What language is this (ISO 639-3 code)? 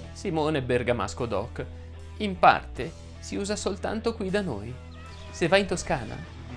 ita